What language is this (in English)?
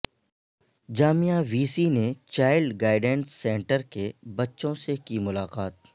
Urdu